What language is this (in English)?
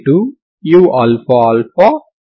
Telugu